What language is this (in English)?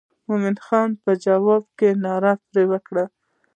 Pashto